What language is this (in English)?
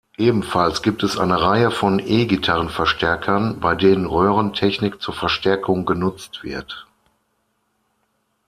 German